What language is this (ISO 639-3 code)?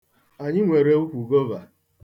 ibo